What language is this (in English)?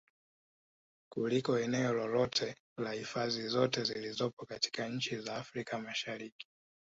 Swahili